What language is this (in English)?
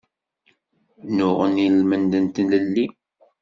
Kabyle